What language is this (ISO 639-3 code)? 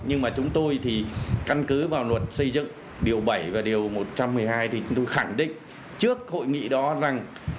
vie